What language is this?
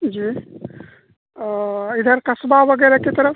Urdu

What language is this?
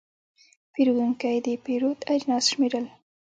Pashto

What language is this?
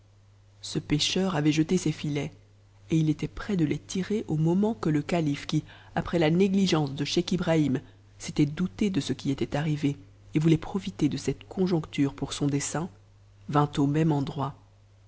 French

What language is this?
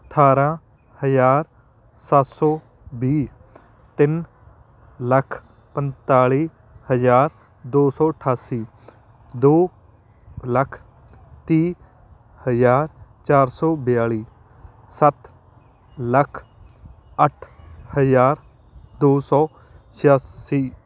Punjabi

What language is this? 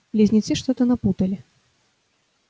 Russian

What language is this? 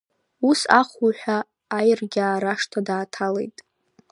Abkhazian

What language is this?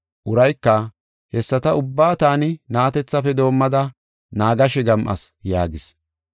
Gofa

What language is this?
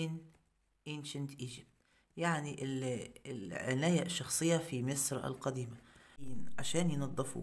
Arabic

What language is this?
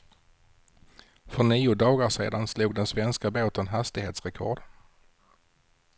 Swedish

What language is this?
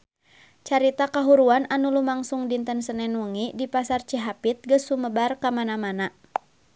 Sundanese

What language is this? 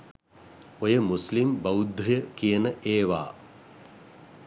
Sinhala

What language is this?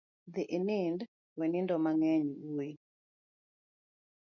Luo (Kenya and Tanzania)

